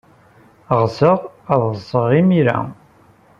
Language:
Kabyle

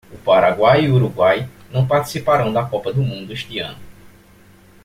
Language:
Portuguese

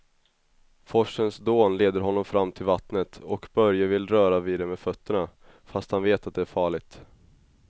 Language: Swedish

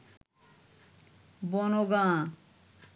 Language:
Bangla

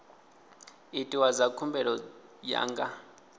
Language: Venda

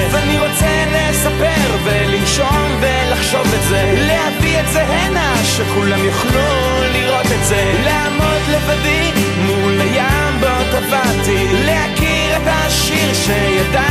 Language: Hebrew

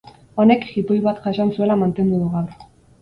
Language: Basque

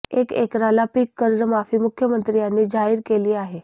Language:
Marathi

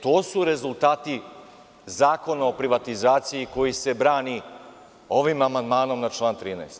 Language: Serbian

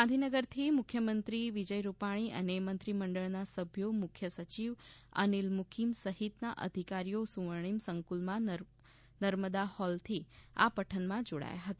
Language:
Gujarati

